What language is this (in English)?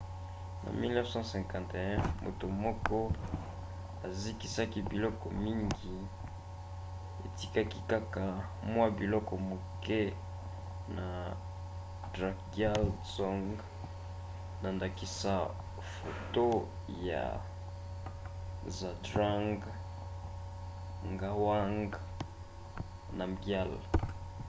Lingala